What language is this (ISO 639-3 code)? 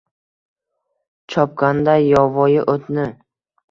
uzb